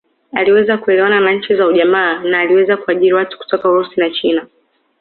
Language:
Swahili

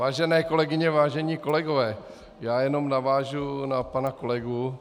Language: Czech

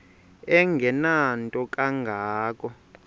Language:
Xhosa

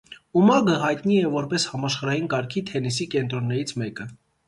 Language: Armenian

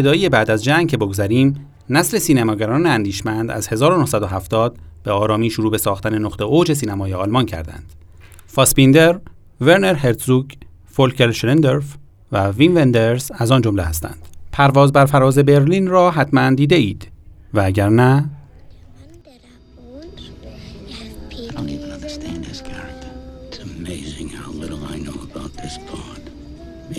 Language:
Persian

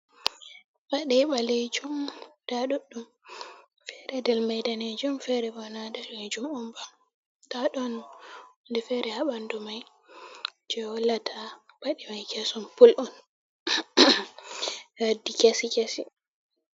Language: Fula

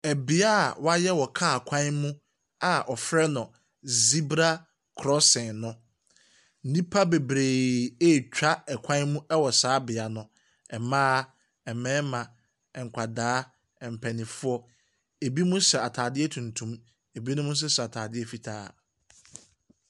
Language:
Akan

